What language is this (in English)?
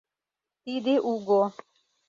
Mari